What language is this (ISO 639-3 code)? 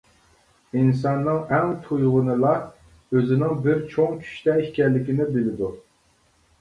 uig